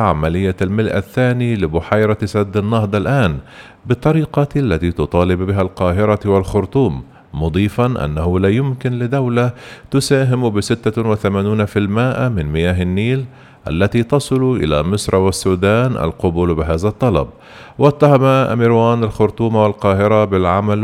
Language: Arabic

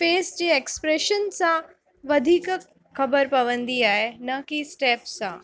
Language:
Sindhi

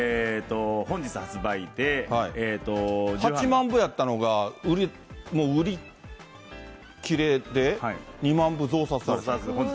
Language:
Japanese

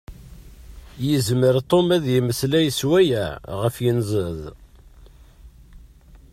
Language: Kabyle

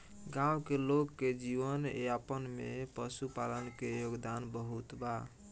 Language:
Bhojpuri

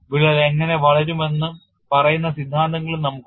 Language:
Malayalam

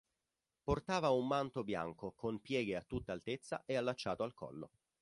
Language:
Italian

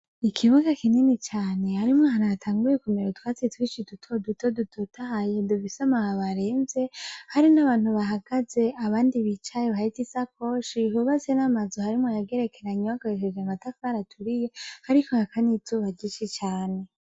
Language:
Rundi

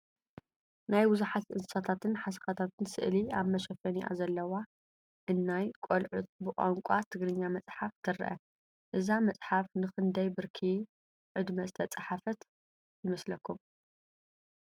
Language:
Tigrinya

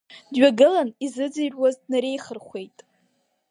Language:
Abkhazian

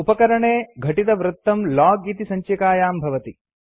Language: Sanskrit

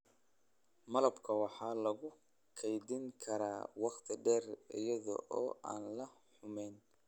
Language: Somali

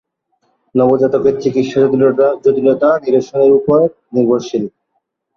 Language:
Bangla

